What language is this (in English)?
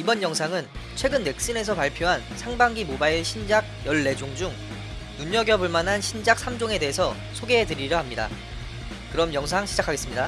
Korean